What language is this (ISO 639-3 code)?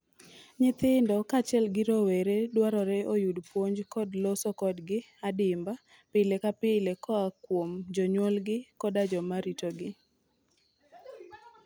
luo